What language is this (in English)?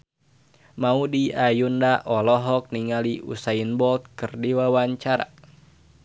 Sundanese